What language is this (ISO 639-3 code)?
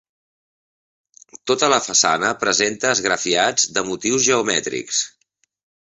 cat